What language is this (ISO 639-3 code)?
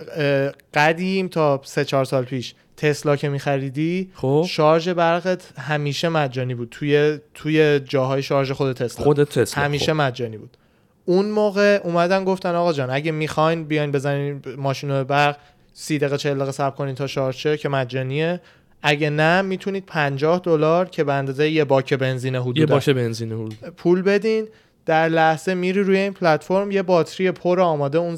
fas